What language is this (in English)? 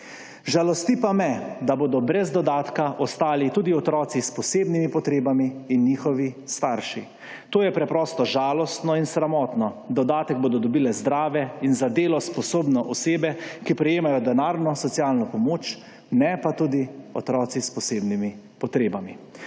Slovenian